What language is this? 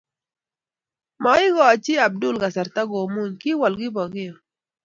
Kalenjin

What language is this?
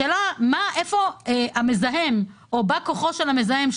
Hebrew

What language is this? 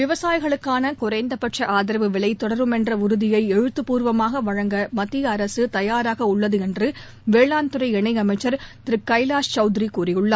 Tamil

